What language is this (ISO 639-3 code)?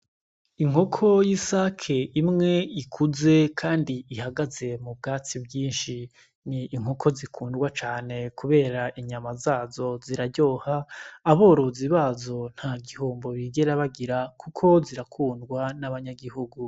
run